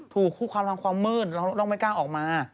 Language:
Thai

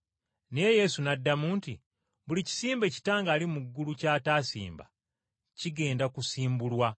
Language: Ganda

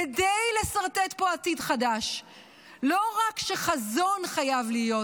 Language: Hebrew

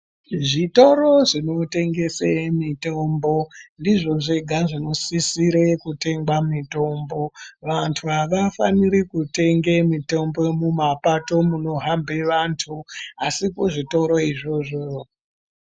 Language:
Ndau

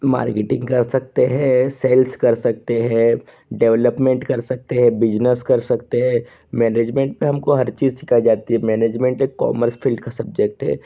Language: Hindi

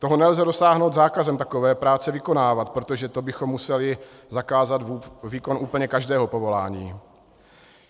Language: Czech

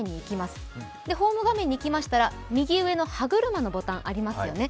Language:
Japanese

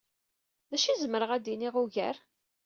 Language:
Kabyle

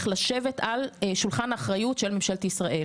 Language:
Hebrew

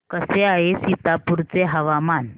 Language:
Marathi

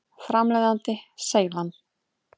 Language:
Icelandic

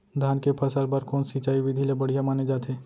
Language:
Chhattisgarhi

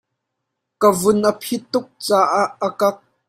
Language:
Hakha Chin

